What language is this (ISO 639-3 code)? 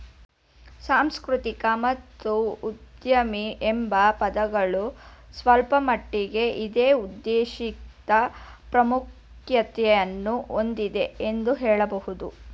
kan